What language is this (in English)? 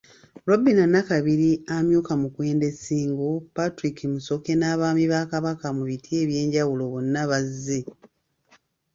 Ganda